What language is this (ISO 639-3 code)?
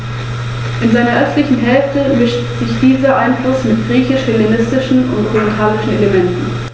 deu